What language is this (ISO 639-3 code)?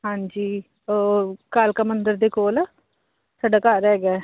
pan